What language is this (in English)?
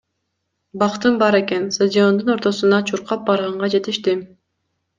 Kyrgyz